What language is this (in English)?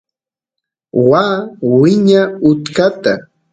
Santiago del Estero Quichua